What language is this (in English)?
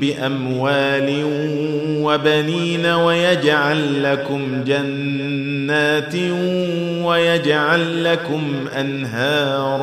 Arabic